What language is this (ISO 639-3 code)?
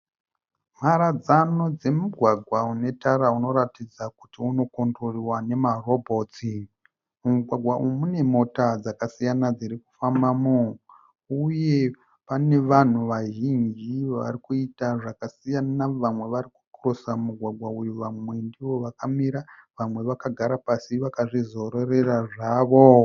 sna